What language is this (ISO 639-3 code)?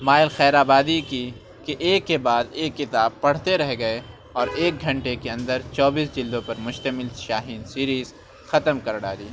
urd